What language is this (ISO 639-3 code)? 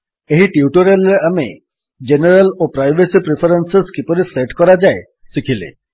ori